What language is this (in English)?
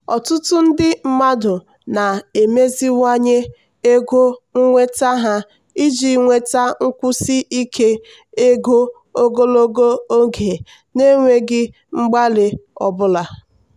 Igbo